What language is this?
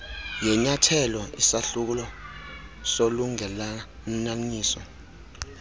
Xhosa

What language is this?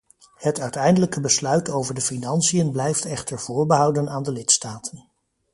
Dutch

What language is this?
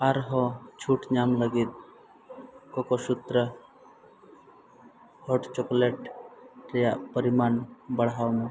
Santali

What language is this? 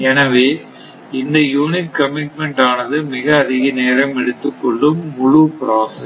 Tamil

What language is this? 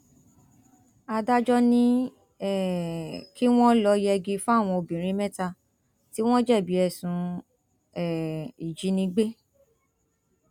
Yoruba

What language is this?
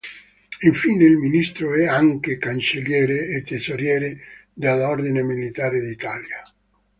Italian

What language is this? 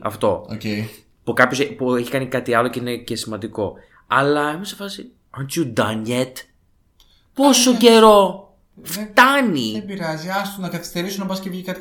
Greek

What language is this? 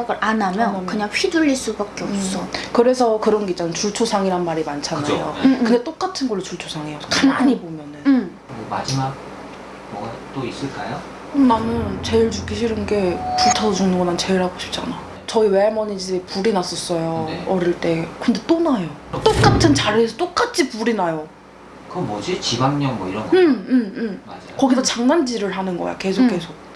Korean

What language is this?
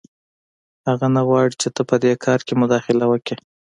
Pashto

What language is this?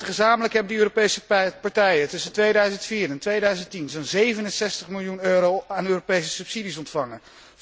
Dutch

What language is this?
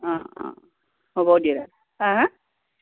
Assamese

